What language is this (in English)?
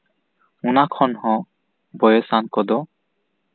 Santali